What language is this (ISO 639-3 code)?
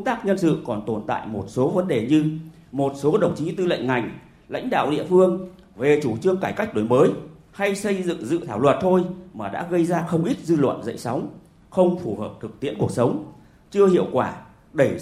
vie